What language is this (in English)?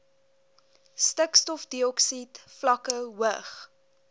Afrikaans